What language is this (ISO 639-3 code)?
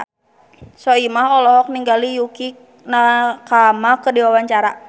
sun